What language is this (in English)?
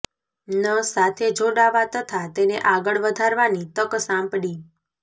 Gujarati